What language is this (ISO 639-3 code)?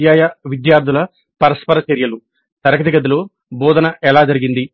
tel